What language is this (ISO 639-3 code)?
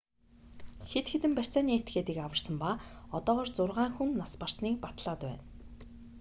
mon